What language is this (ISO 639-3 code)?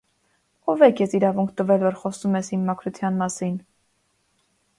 hye